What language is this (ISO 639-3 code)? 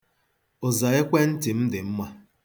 ibo